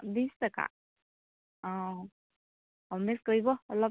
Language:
Assamese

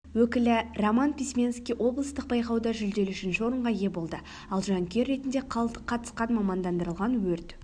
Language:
Kazakh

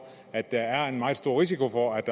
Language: Danish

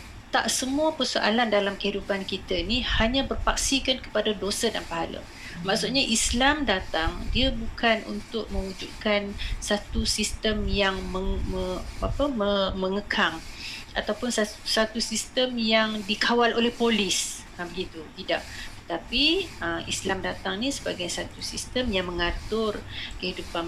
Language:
Malay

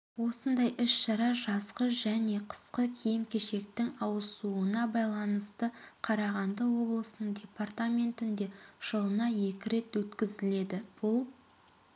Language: Kazakh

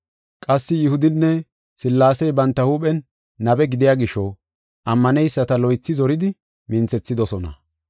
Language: Gofa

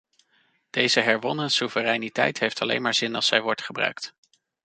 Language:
Dutch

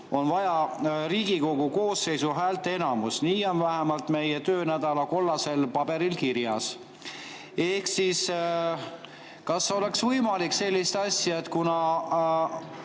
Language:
Estonian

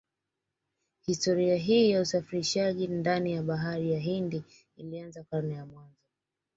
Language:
Swahili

